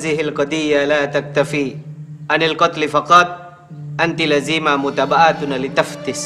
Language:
Indonesian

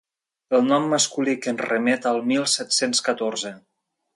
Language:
Catalan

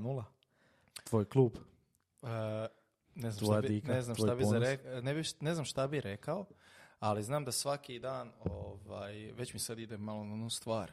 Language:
Croatian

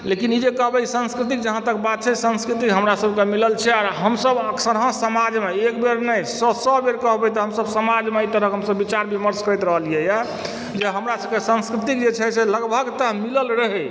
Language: Maithili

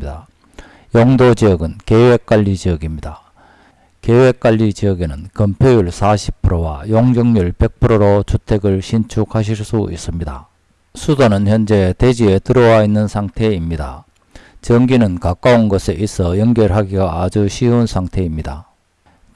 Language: Korean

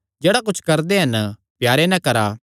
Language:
Kangri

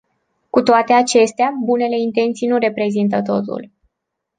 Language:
Romanian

